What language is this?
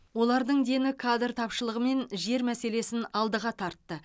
Kazakh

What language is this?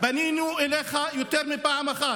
Hebrew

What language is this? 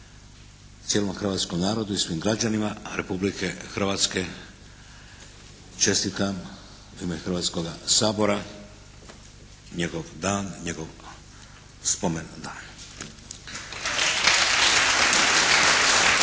Croatian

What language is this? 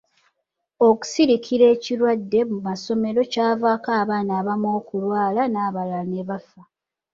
Ganda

